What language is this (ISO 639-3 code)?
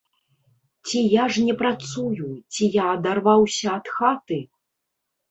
bel